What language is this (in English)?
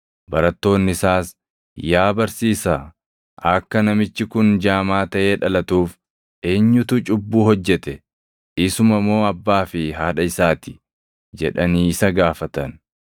Oromo